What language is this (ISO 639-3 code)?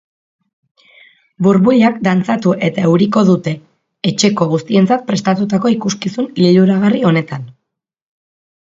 eus